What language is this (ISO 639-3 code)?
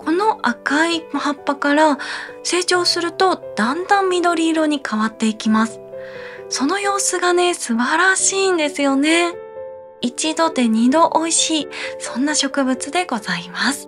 jpn